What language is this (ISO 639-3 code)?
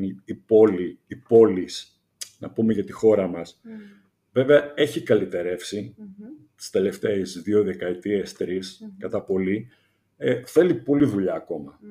ell